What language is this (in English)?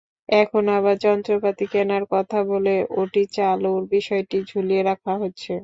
Bangla